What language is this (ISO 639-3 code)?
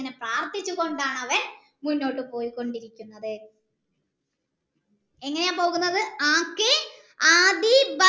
mal